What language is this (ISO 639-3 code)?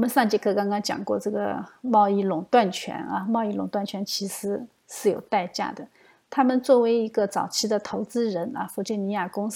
zho